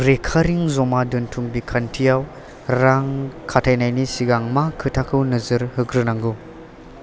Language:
Bodo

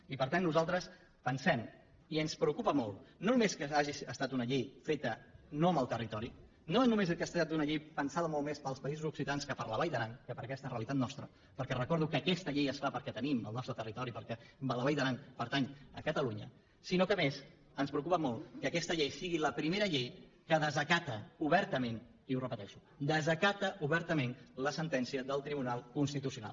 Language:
Catalan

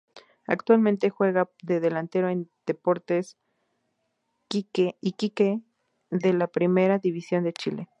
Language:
Spanish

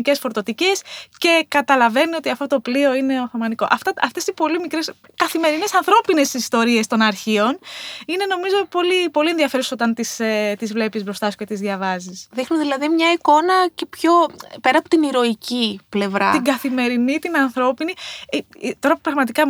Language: Greek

